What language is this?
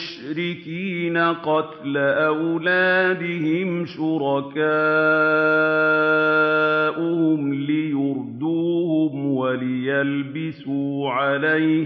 Arabic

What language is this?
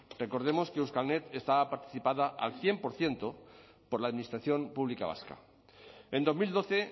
Spanish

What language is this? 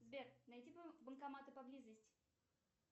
Russian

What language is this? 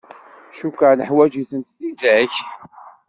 Kabyle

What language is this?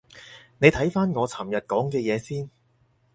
Cantonese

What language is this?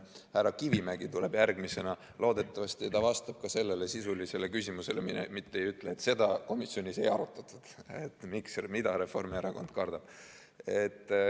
Estonian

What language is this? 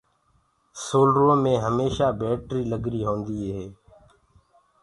Gurgula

